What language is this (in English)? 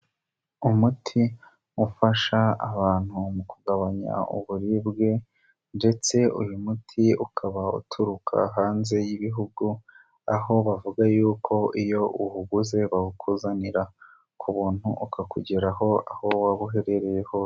Kinyarwanda